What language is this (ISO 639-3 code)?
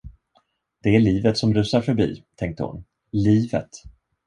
swe